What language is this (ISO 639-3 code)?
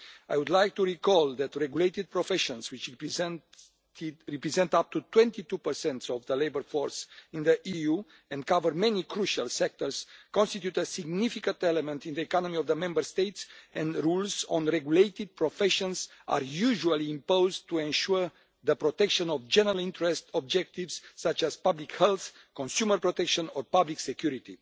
eng